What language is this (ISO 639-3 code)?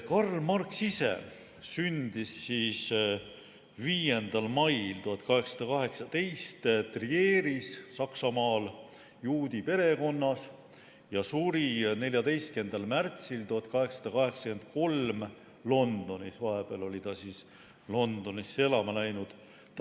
est